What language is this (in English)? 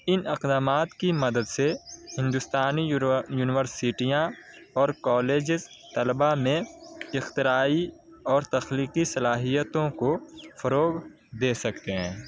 Urdu